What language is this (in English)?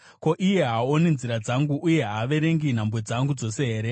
Shona